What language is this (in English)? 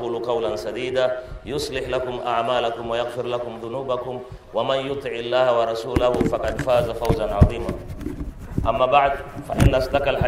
Swahili